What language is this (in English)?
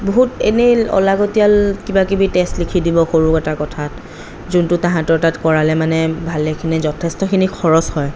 Assamese